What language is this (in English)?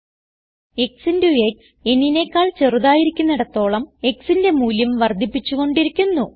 Malayalam